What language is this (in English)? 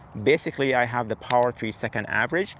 English